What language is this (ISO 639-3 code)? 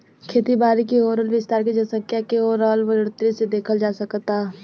bho